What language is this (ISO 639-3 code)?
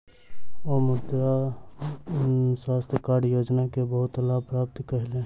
mai